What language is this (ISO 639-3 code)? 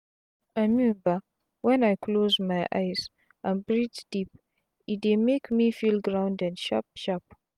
pcm